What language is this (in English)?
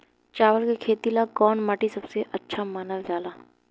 Bhojpuri